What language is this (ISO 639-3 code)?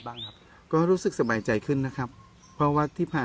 tha